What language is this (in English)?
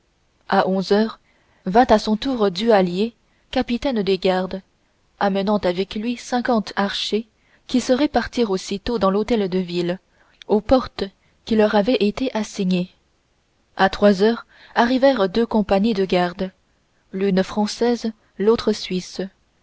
French